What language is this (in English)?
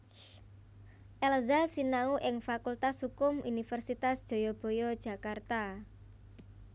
Javanese